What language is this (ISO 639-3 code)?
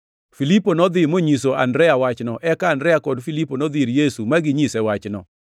luo